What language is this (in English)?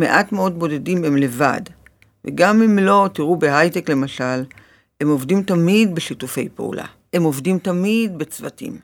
Hebrew